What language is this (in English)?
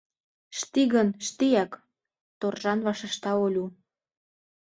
Mari